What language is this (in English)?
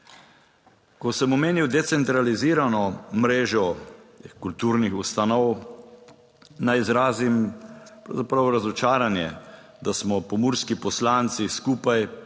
Slovenian